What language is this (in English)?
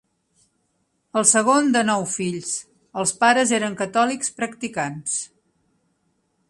Catalan